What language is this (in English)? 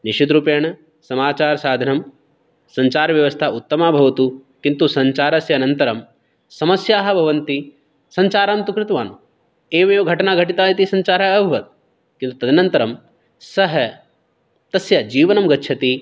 Sanskrit